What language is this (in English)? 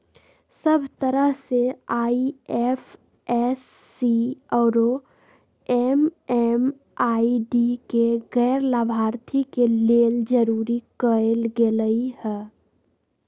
Magahi